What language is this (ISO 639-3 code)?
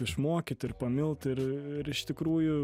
lit